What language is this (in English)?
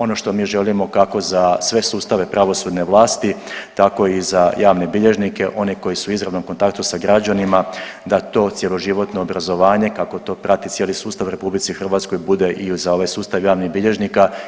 Croatian